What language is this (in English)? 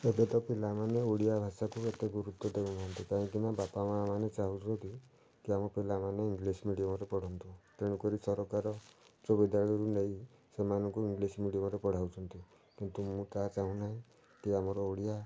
Odia